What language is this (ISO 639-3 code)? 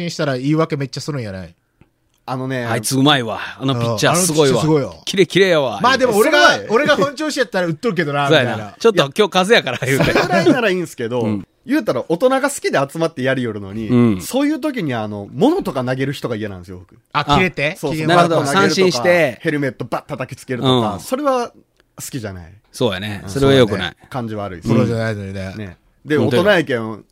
jpn